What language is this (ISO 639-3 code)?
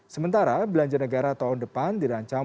ind